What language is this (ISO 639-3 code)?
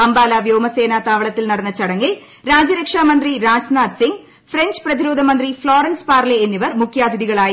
mal